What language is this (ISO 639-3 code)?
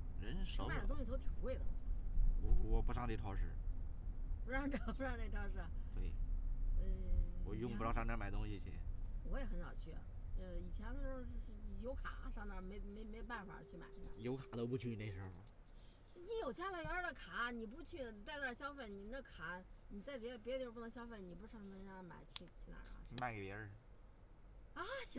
zho